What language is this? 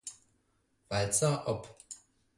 German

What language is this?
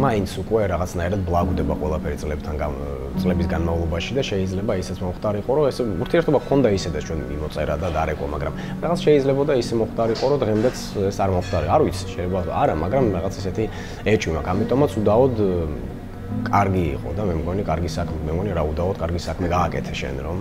Romanian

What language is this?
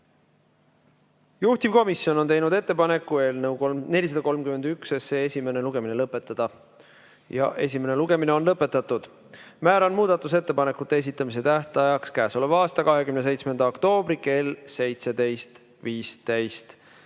Estonian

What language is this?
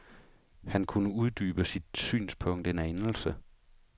Danish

